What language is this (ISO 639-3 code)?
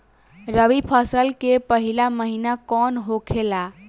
bho